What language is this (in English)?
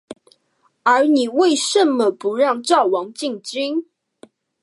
Chinese